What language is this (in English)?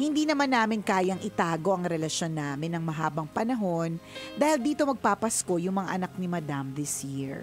Filipino